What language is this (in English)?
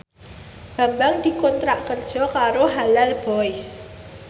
Javanese